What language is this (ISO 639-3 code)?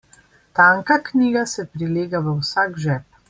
slv